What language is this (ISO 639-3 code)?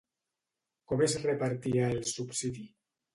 cat